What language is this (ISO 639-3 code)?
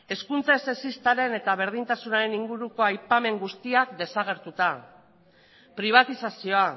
eus